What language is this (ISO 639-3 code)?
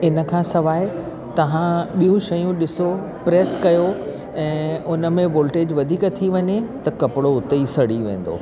snd